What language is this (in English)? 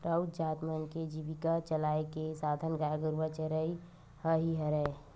Chhattisgarhi